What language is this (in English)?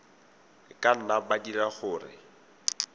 Tswana